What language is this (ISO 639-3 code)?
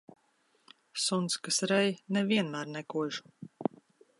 lav